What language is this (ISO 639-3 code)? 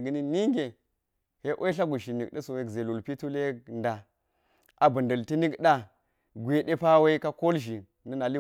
gyz